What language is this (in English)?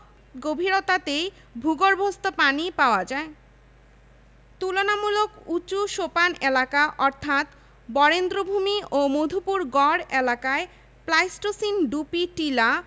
Bangla